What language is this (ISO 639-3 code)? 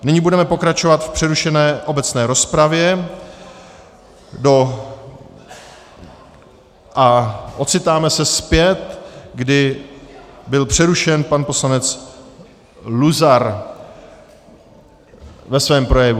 ces